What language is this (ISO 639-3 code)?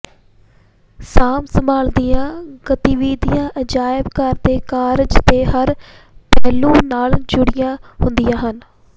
pan